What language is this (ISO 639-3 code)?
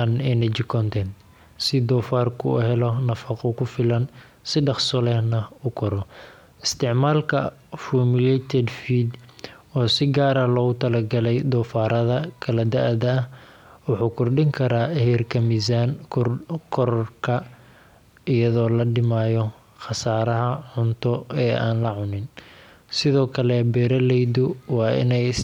som